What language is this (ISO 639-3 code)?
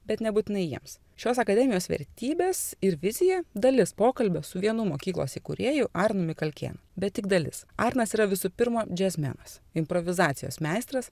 lit